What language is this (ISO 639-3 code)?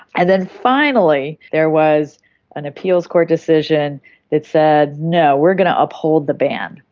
eng